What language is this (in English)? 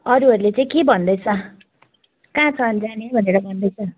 Nepali